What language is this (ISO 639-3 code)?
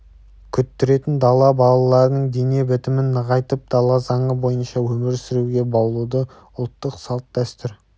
kaz